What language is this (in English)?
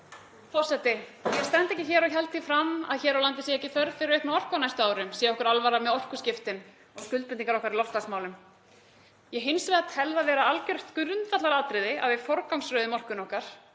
Icelandic